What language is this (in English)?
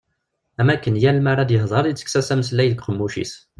Kabyle